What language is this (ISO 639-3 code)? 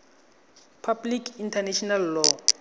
tsn